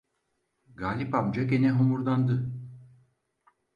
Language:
Turkish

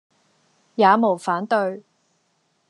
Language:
Cantonese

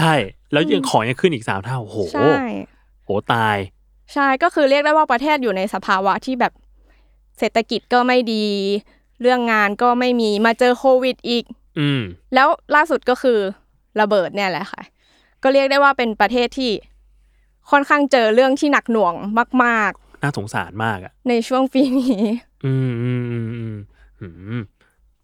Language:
Thai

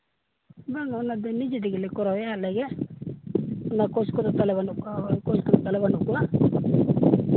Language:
Santali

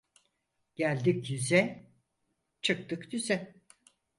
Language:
Turkish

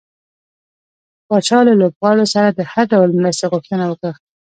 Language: Pashto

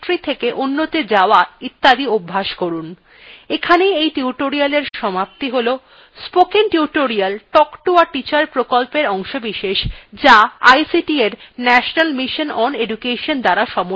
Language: Bangla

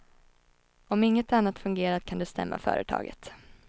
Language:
Swedish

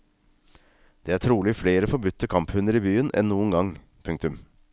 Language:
Norwegian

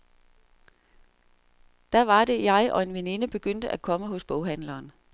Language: Danish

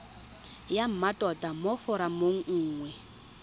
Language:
Tswana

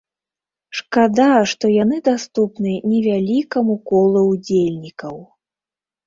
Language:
Belarusian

